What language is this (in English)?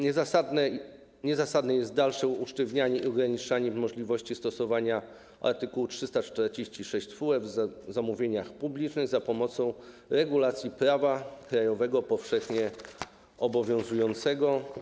Polish